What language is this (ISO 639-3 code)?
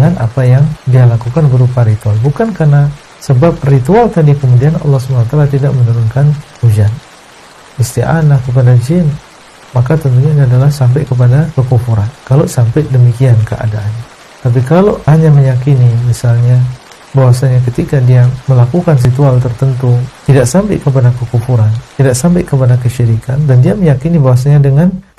ind